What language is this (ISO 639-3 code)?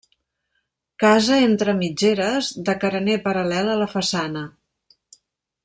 cat